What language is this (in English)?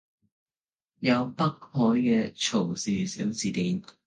Cantonese